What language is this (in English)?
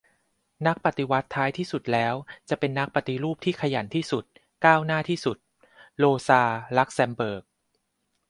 Thai